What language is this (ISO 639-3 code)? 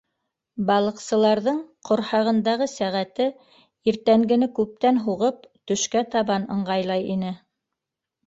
bak